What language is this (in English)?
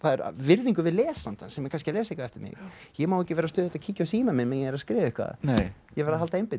Icelandic